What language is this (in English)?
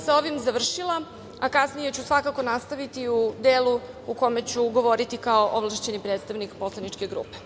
Serbian